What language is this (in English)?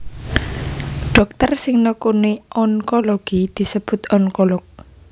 Javanese